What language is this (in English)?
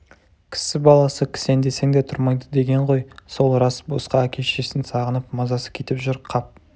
Kazakh